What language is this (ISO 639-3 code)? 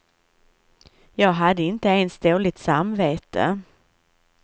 swe